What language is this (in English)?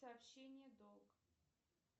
Russian